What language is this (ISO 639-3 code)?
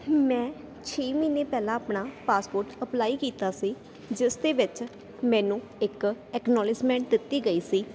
pan